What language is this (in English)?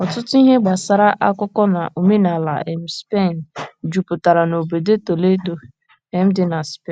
Igbo